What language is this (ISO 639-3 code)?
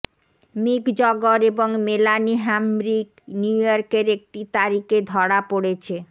ben